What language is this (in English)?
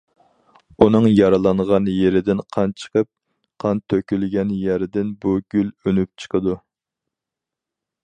Uyghur